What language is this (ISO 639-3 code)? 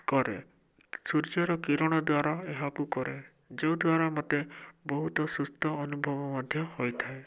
ori